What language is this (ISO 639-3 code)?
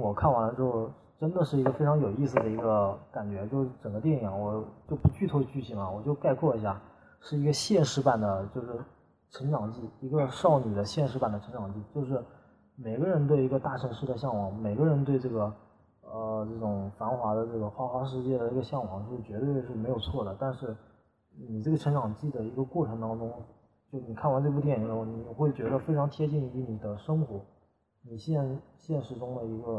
zho